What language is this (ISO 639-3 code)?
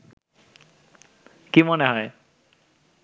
ben